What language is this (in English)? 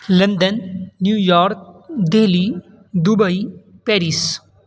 Urdu